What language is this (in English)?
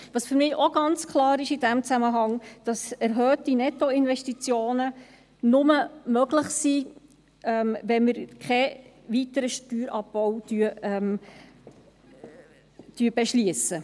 Swiss German